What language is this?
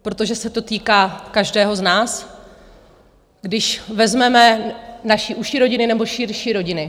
Czech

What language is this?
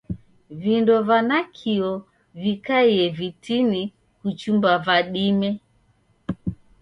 Taita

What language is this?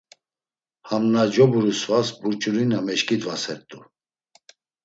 Laz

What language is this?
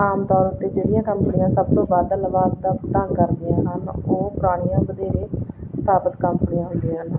Punjabi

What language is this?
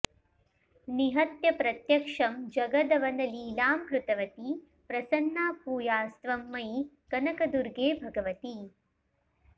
Sanskrit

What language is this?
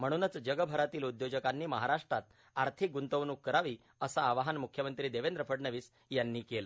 Marathi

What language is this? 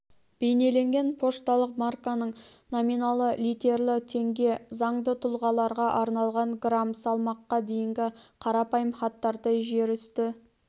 Kazakh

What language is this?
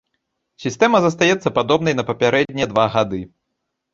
Belarusian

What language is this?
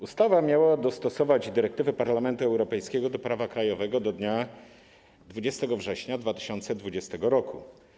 Polish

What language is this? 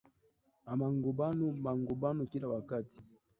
Swahili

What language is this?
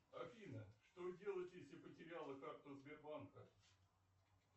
Russian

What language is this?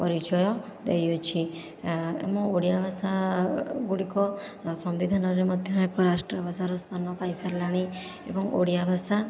Odia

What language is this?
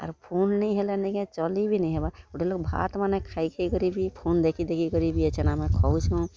Odia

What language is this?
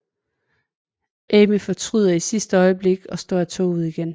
Danish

